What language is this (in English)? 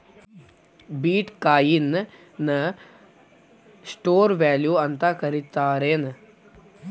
Kannada